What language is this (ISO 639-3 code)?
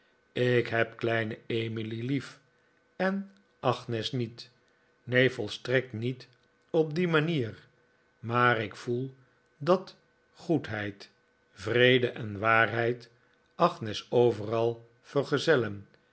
nld